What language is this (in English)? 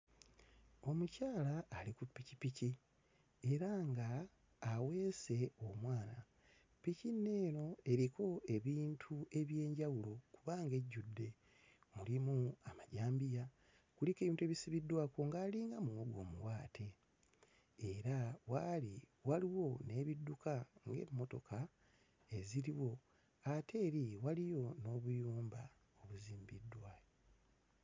Ganda